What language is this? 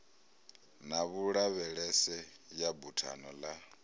Venda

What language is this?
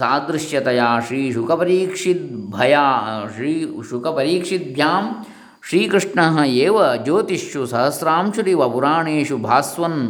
Kannada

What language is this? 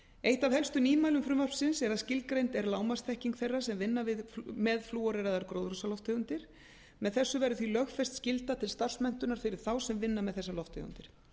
Icelandic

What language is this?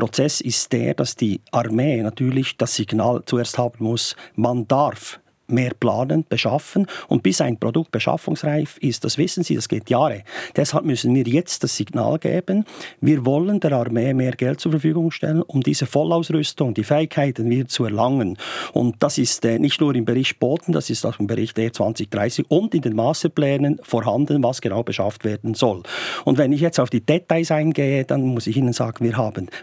German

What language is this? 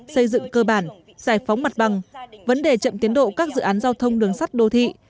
Vietnamese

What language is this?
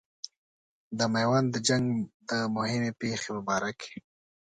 Pashto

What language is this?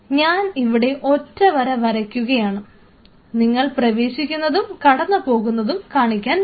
Malayalam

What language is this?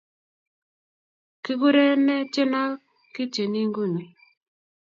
Kalenjin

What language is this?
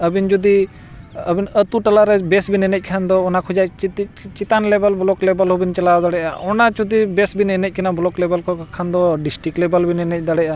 Santali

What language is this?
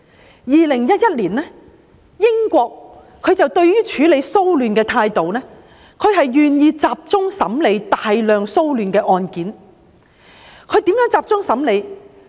Cantonese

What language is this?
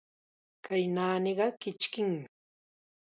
Chiquián Ancash Quechua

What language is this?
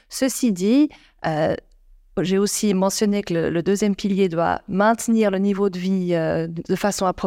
French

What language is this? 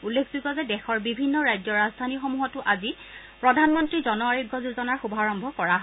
Assamese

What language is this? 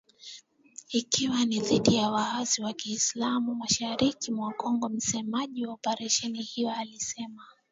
Swahili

